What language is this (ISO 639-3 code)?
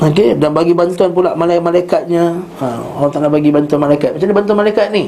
msa